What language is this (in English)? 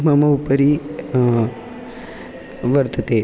Sanskrit